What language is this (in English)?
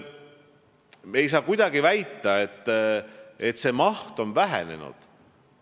Estonian